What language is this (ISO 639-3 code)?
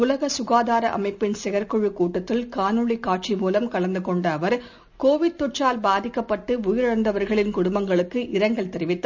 tam